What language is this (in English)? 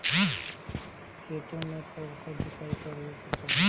Bhojpuri